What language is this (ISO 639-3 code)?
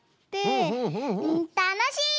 jpn